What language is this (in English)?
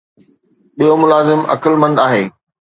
Sindhi